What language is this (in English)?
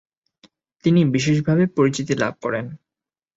Bangla